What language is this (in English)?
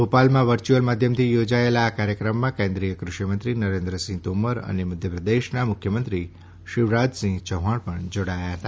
Gujarati